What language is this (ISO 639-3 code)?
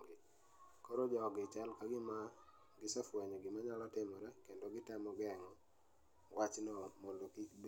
luo